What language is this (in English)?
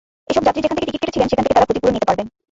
Bangla